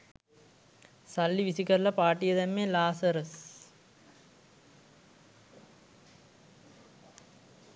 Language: Sinhala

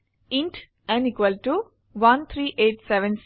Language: Assamese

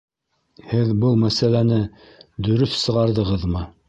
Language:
Bashkir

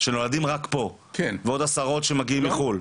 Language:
Hebrew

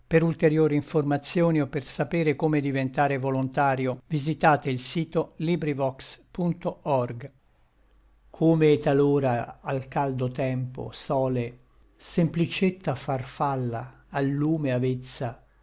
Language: Italian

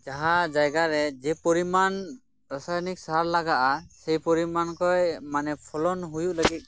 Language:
Santali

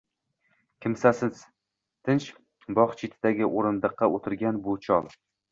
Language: Uzbek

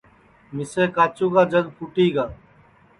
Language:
Sansi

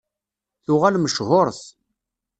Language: Kabyle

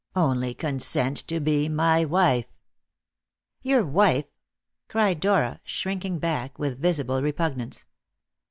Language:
English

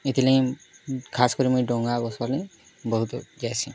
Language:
Odia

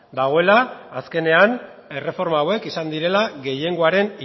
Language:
Basque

